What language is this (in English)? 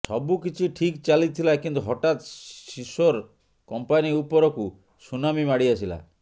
Odia